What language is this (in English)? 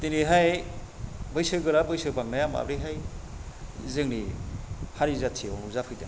Bodo